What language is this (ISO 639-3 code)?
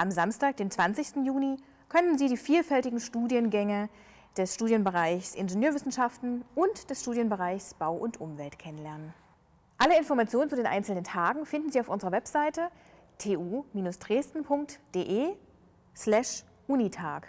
deu